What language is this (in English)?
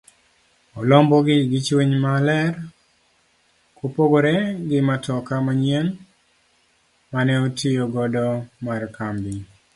Luo (Kenya and Tanzania)